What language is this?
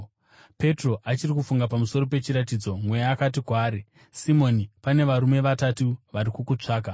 Shona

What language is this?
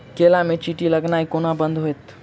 Maithili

